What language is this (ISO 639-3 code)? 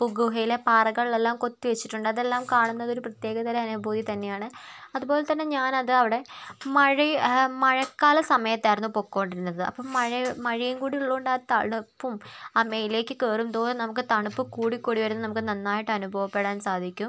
mal